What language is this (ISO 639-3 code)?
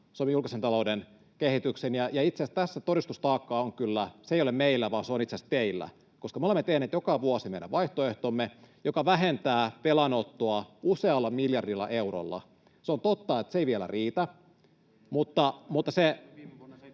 fin